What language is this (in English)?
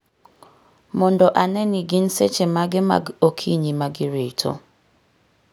Luo (Kenya and Tanzania)